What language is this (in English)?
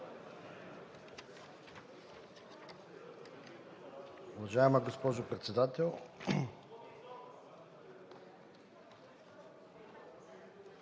Bulgarian